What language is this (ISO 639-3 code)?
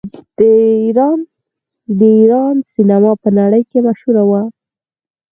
pus